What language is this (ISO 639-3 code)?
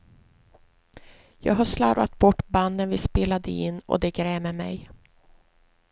swe